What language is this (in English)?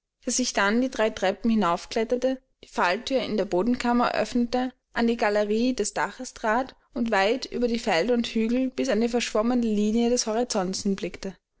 German